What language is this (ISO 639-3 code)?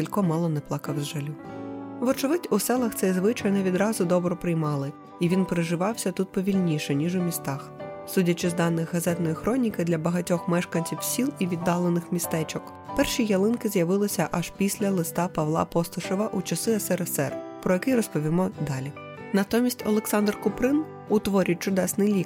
ukr